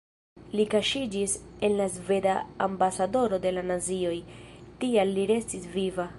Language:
Esperanto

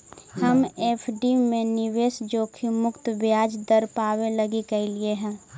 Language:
Magahi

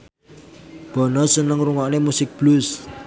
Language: Javanese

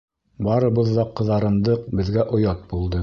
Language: Bashkir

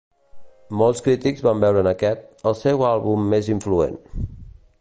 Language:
Catalan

